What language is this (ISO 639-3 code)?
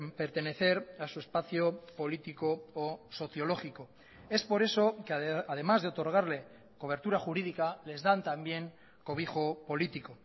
spa